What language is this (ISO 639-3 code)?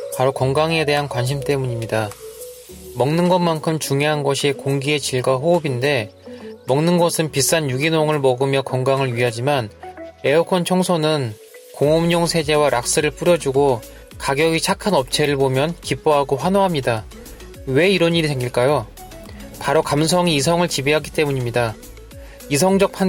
kor